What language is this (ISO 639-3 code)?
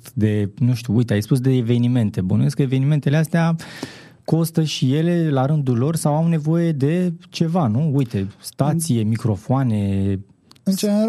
ron